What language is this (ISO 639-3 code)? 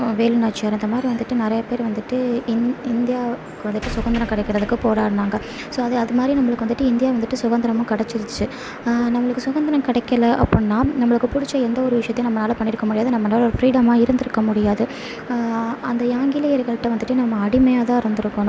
tam